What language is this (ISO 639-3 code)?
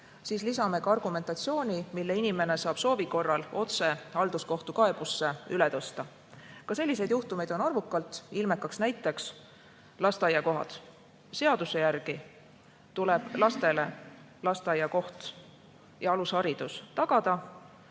est